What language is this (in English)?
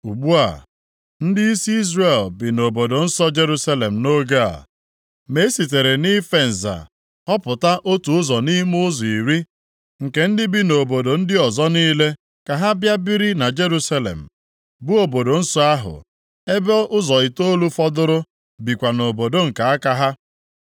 Igbo